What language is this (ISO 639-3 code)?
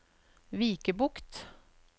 nor